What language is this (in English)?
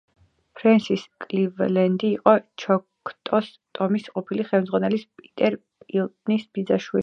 Georgian